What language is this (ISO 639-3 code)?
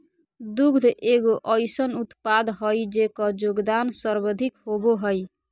mag